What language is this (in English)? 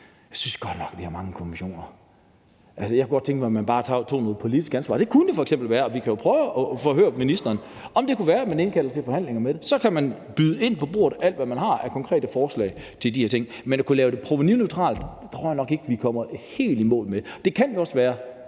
Danish